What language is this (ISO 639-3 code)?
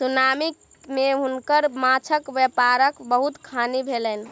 mai